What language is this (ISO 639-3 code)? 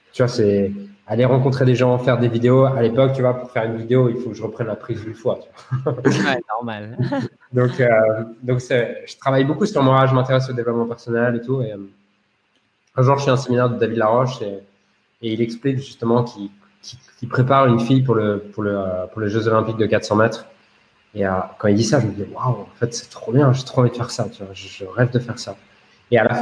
fra